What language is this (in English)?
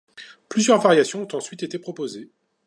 French